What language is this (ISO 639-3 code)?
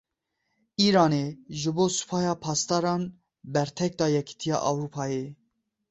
kur